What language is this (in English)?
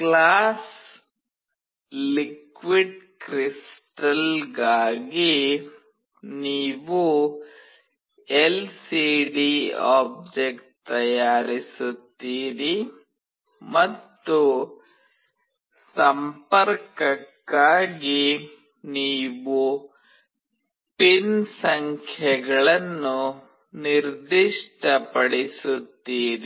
Kannada